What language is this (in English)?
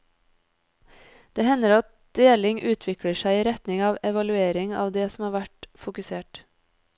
Norwegian